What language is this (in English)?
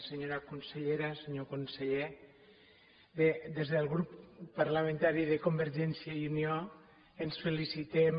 Catalan